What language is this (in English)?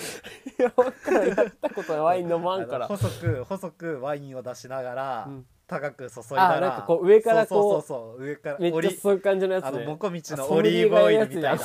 Japanese